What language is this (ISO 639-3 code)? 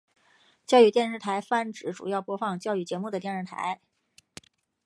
zho